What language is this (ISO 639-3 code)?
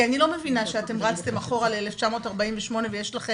heb